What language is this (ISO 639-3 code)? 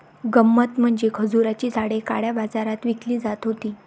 mar